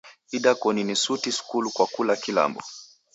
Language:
Taita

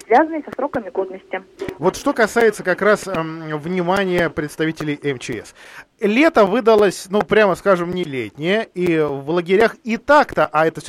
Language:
Russian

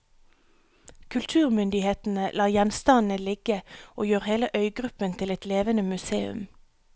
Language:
Norwegian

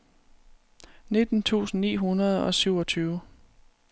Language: Danish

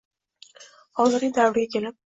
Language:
Uzbek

